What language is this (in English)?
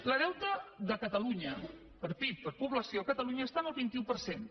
Catalan